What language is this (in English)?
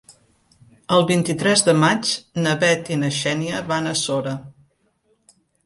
Catalan